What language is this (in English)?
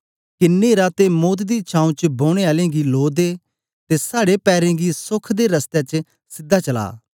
Dogri